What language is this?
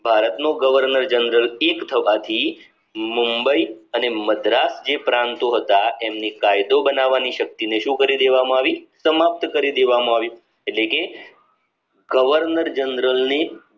Gujarati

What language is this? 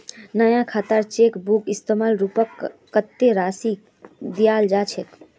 Magahi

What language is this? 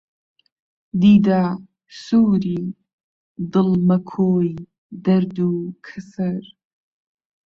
Central Kurdish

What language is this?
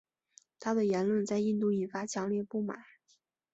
Chinese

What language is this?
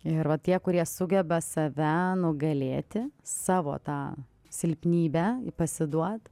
Lithuanian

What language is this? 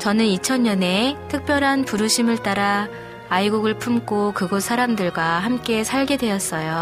Korean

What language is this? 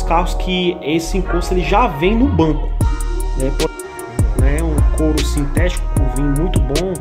Portuguese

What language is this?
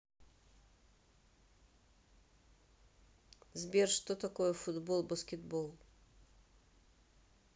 Russian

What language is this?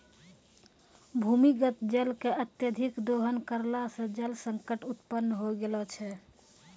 Maithili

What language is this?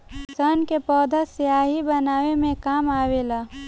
Bhojpuri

